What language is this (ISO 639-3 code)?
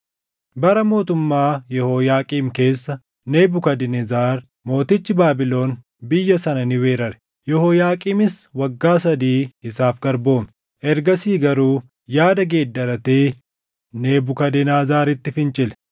orm